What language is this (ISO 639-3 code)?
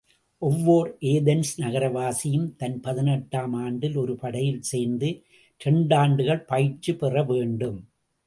tam